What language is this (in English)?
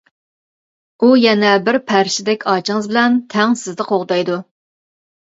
Uyghur